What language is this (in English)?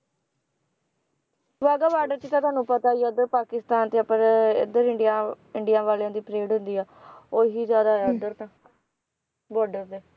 Punjabi